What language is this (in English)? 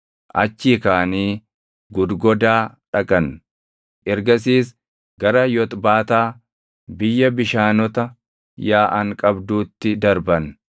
Oromo